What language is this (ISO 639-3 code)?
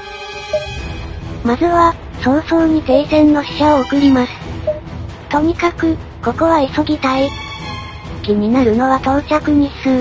jpn